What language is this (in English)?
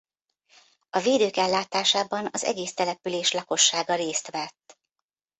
Hungarian